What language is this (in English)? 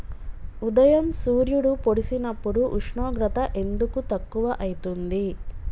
Telugu